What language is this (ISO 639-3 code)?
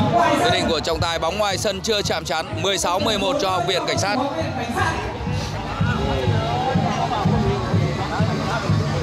vie